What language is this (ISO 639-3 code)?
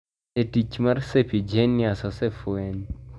luo